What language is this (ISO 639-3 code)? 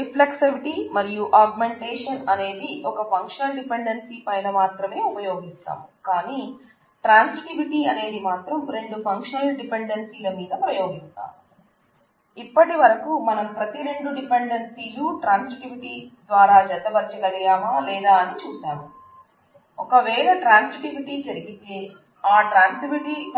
tel